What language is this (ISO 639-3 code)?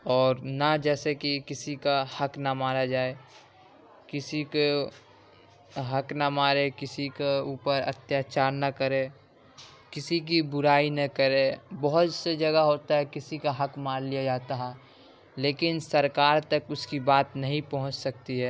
urd